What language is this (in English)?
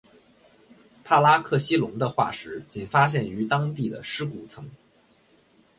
Chinese